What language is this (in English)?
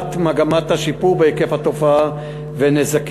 Hebrew